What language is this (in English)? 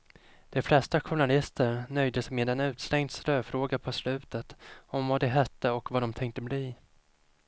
Swedish